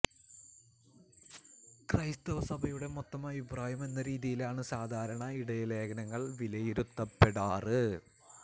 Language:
Malayalam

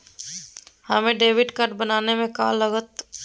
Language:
Magahi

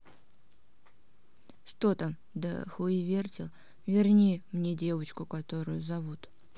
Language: Russian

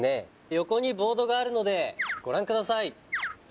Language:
Japanese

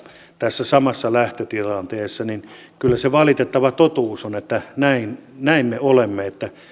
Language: Finnish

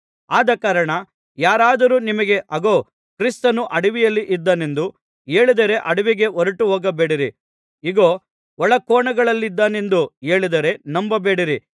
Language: Kannada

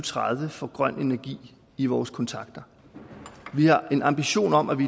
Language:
Danish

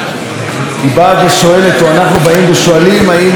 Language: Hebrew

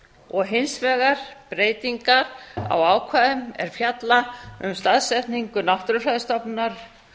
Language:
Icelandic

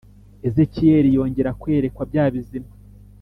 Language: Kinyarwanda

